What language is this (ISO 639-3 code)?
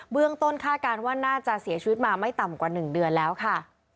tha